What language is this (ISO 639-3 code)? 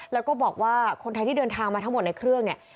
tha